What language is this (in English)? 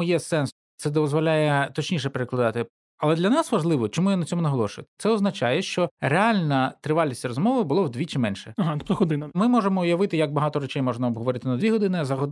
Ukrainian